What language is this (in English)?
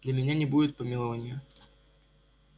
Russian